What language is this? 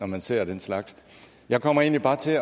Danish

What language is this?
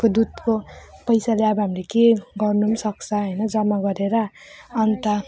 Nepali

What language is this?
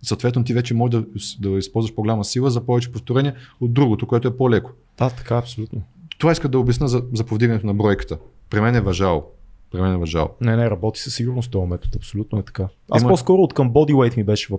Bulgarian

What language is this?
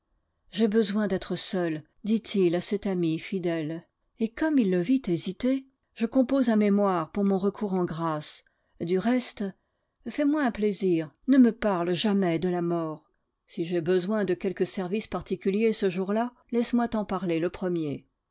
French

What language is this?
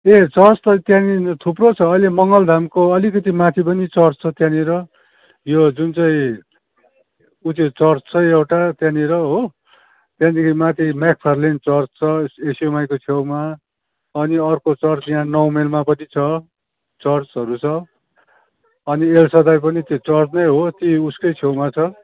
Nepali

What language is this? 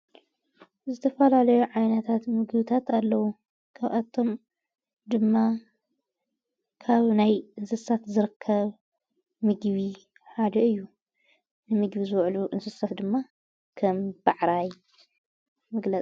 Tigrinya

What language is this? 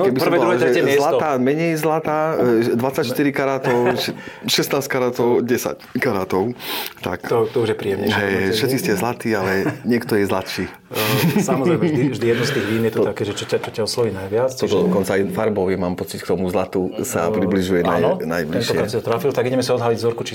Slovak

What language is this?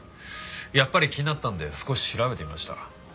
Japanese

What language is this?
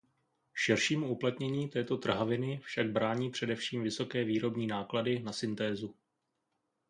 Czech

